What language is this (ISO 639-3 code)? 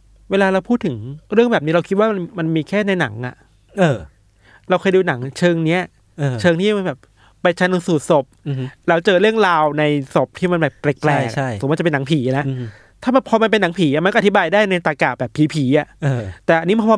tha